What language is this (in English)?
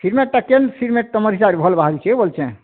Odia